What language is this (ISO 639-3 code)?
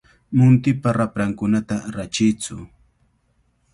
qvl